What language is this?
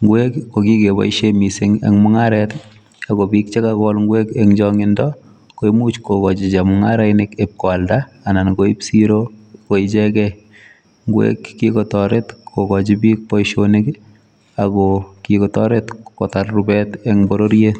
Kalenjin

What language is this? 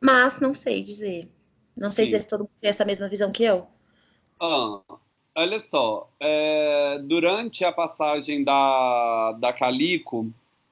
Portuguese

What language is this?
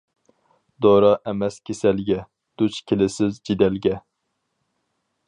Uyghur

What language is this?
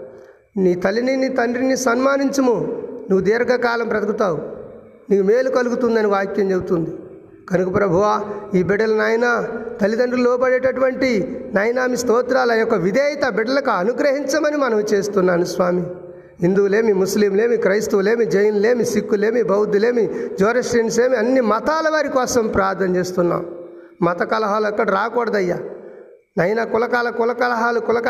Telugu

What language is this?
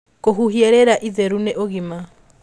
Kikuyu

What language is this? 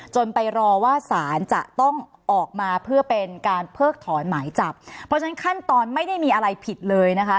Thai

